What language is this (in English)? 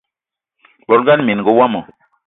Eton (Cameroon)